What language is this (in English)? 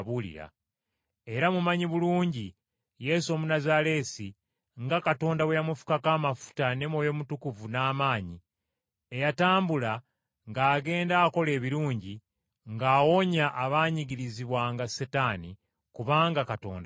Ganda